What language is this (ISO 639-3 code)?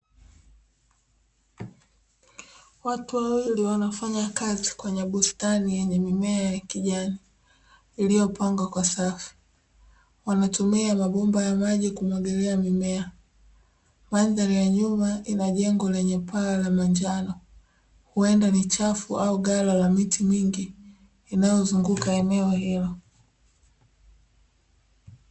swa